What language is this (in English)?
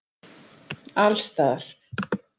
Icelandic